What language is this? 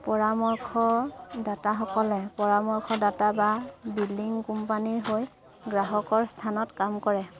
Assamese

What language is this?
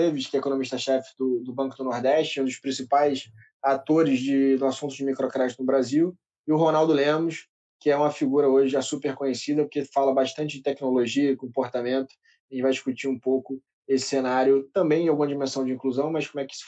Portuguese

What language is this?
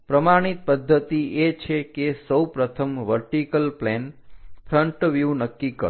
Gujarati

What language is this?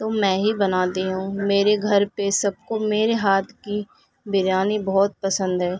Urdu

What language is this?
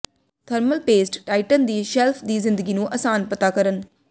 Punjabi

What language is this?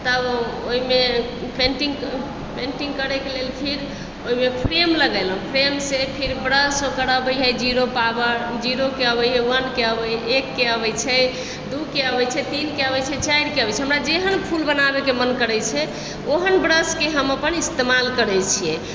Maithili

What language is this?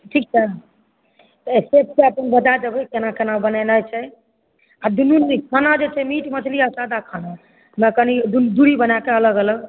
Maithili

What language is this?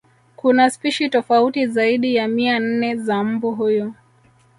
Swahili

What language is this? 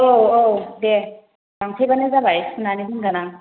Bodo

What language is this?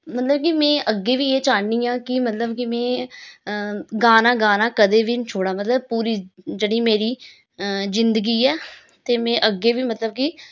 Dogri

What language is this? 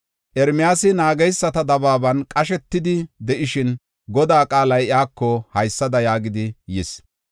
Gofa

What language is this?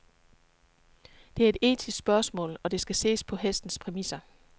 Danish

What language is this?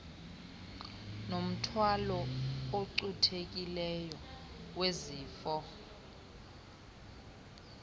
Xhosa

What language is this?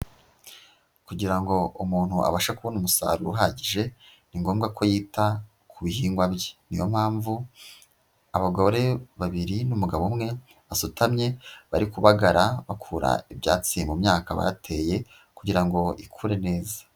Kinyarwanda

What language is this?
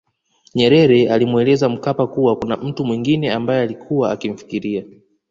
Swahili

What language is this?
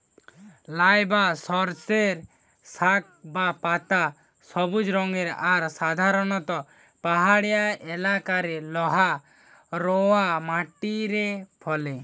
Bangla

